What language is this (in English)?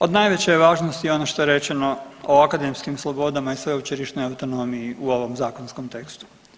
Croatian